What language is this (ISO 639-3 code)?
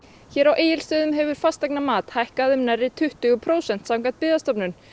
isl